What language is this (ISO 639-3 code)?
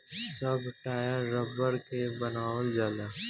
bho